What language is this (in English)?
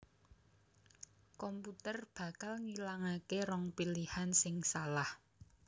Javanese